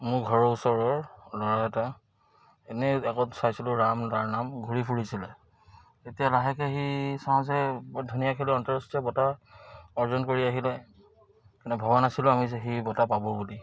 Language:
Assamese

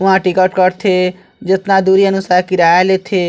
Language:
Chhattisgarhi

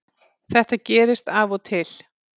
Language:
Icelandic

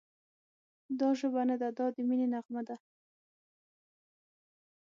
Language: Pashto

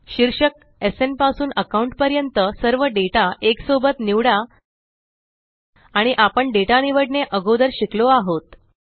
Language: Marathi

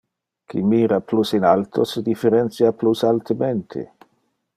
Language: Interlingua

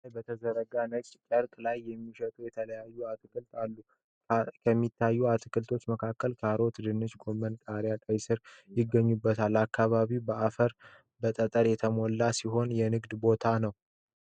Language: Amharic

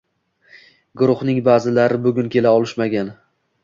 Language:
Uzbek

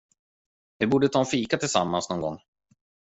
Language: Swedish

